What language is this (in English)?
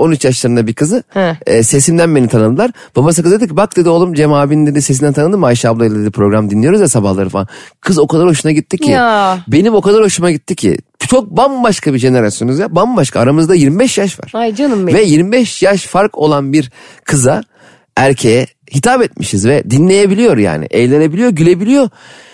Turkish